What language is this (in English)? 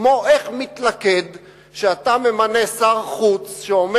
Hebrew